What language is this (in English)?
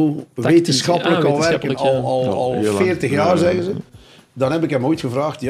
Dutch